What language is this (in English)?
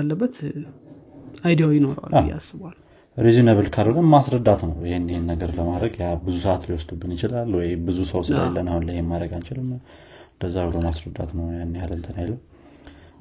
Amharic